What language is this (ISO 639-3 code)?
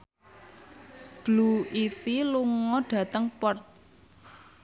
jav